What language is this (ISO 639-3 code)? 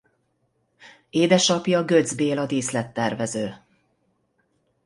hun